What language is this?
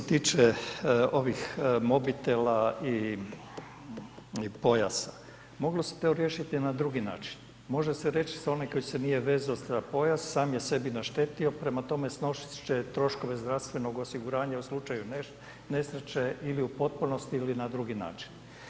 Croatian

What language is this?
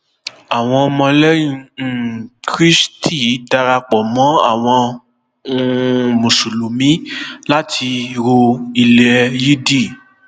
Yoruba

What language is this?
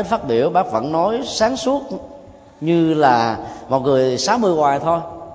Vietnamese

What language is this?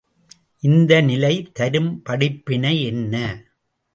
Tamil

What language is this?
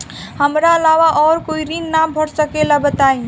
Bhojpuri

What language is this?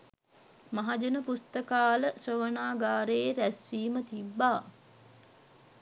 Sinhala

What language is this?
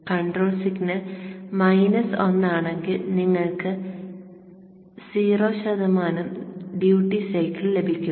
Malayalam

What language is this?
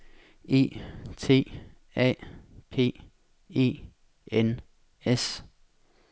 Danish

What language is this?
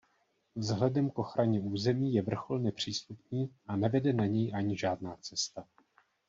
Czech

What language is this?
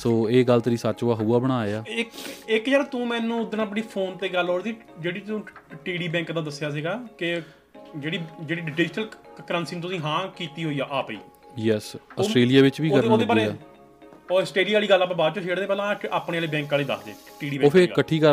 Punjabi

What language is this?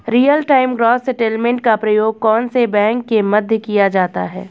Hindi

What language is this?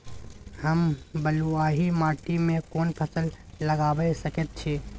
Maithili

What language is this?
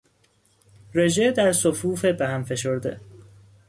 Persian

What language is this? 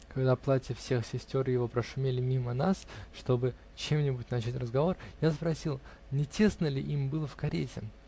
Russian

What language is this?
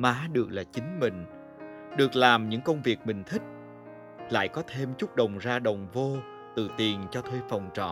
Vietnamese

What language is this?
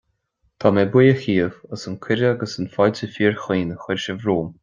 Irish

